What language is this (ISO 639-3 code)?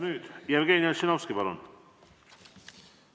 est